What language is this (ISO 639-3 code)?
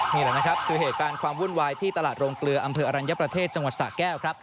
tha